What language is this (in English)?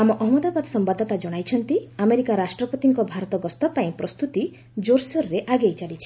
Odia